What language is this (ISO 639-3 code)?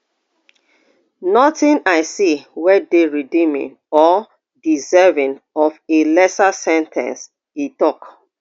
pcm